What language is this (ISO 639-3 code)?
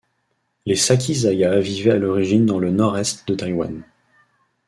fra